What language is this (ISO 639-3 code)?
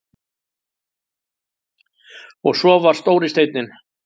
isl